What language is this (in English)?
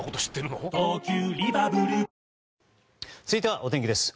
Japanese